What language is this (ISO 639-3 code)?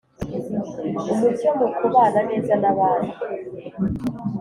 kin